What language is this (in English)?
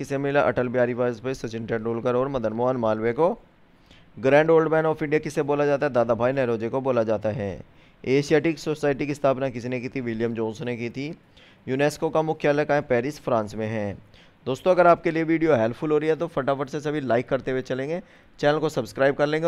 Hindi